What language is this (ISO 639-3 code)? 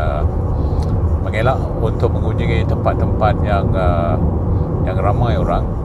msa